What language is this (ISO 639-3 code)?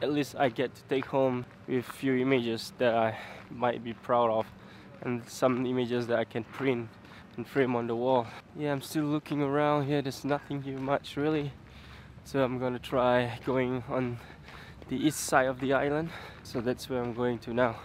eng